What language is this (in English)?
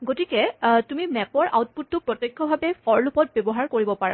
Assamese